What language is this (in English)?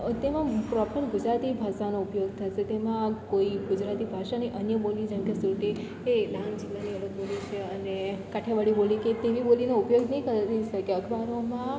Gujarati